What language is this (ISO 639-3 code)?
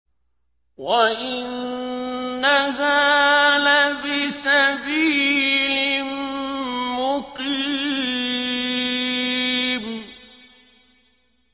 ara